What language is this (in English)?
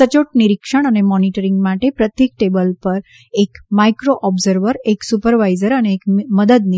Gujarati